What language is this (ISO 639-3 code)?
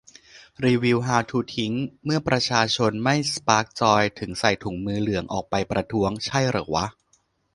tha